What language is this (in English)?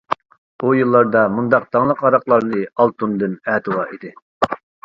Uyghur